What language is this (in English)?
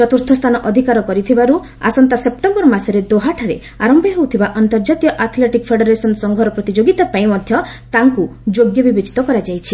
Odia